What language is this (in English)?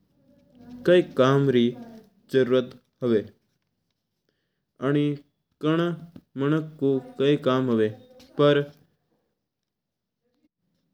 Mewari